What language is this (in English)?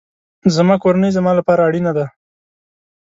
Pashto